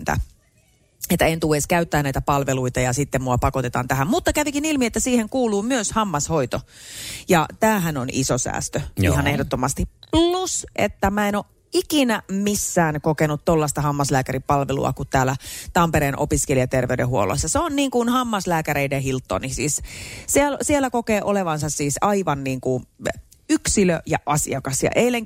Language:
Finnish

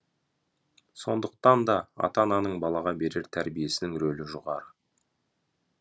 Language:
Kazakh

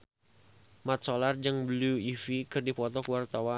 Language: Sundanese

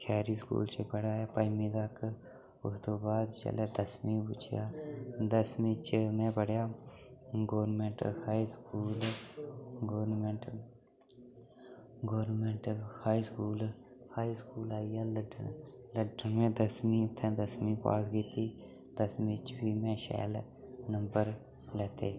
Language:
Dogri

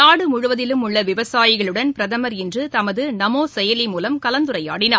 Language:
Tamil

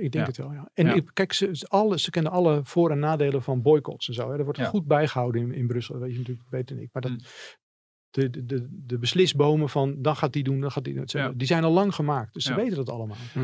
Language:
Dutch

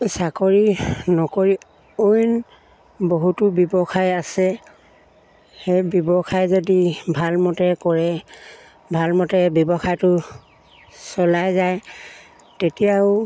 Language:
Assamese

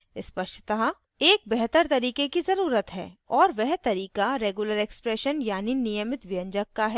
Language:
Hindi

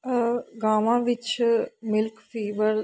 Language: Punjabi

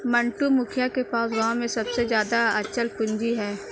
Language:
Hindi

